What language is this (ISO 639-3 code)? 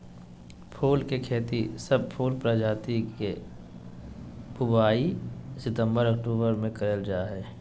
mag